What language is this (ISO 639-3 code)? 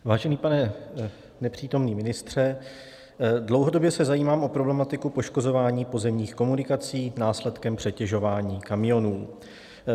ces